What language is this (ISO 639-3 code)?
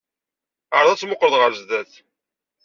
kab